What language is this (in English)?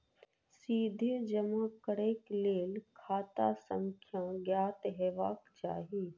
Maithili